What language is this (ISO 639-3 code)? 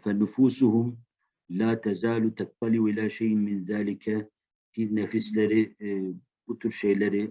tur